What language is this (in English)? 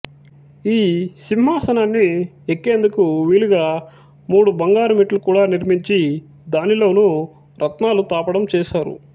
Telugu